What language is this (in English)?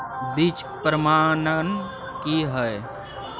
Maithili